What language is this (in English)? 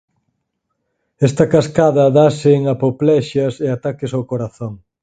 Galician